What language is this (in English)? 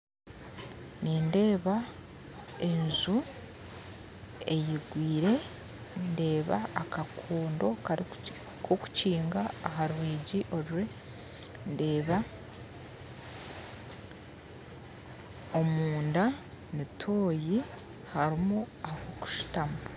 Nyankole